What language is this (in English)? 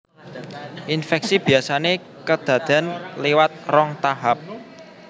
Javanese